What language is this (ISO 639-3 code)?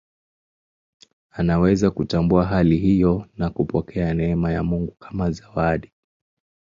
swa